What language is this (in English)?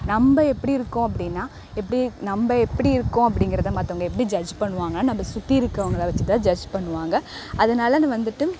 Tamil